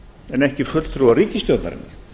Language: Icelandic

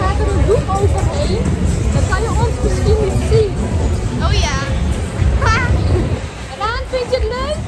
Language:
Dutch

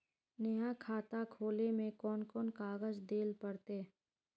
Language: Magahi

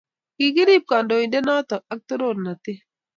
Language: Kalenjin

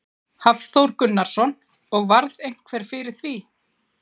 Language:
Icelandic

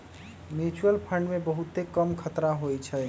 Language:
Magahi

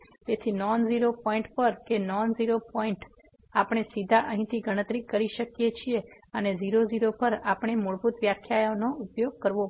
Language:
Gujarati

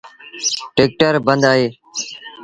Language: Sindhi Bhil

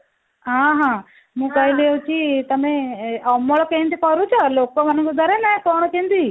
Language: Odia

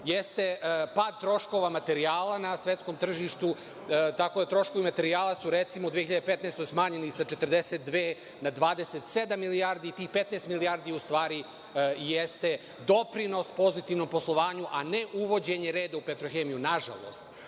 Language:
Serbian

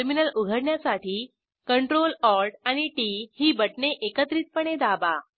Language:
Marathi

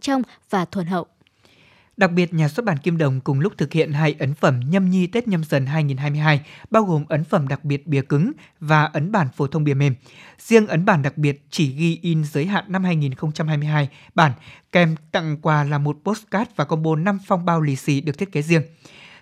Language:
Vietnamese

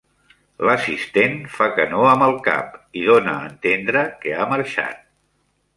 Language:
Catalan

